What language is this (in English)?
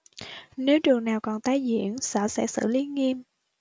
Vietnamese